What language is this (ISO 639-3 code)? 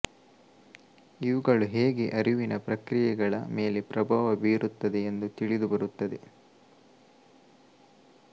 kan